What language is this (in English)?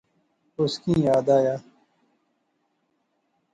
Pahari-Potwari